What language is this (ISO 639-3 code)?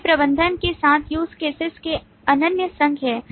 hin